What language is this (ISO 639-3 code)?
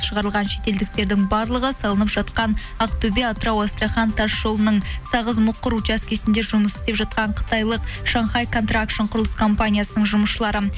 kaz